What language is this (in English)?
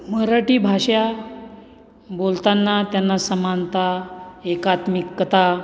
Marathi